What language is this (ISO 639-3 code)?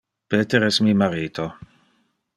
ina